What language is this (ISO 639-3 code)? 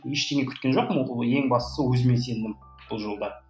kaz